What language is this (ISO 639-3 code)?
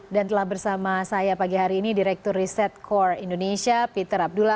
ind